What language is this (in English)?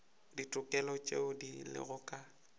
Northern Sotho